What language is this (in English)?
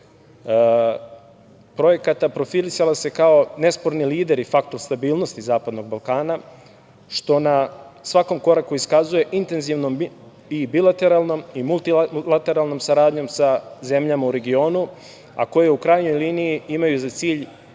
Serbian